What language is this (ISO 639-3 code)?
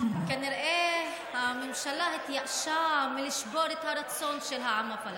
heb